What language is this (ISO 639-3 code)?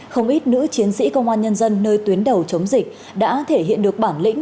vie